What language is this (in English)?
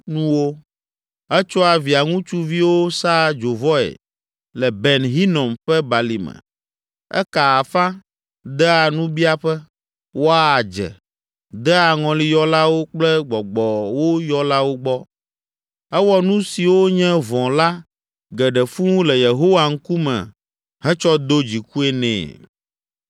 Ewe